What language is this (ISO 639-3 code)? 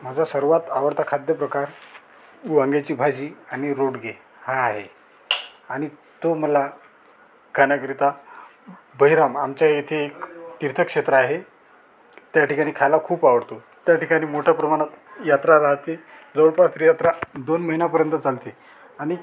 mar